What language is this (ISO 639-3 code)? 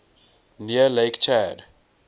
eng